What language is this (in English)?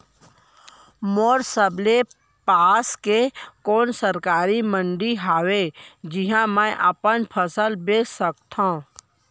Chhattisgarhi